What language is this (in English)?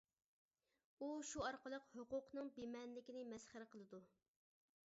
Uyghur